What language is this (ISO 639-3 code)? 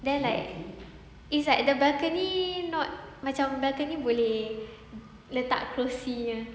eng